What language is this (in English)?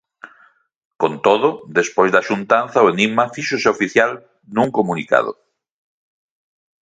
Galician